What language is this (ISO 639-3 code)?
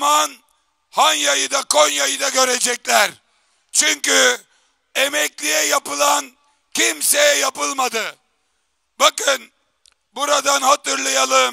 tur